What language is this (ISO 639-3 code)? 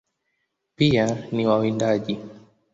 swa